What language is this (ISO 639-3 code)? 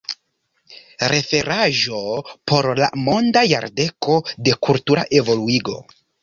epo